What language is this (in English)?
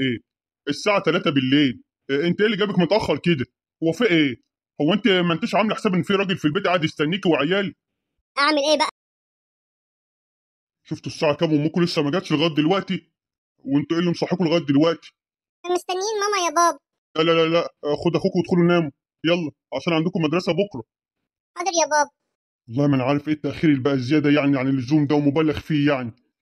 Arabic